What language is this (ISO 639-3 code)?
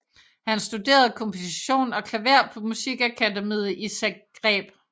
dan